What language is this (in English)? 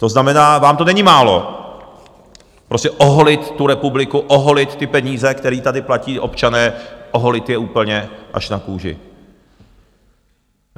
Czech